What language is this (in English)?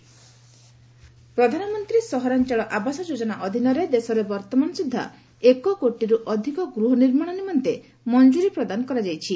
Odia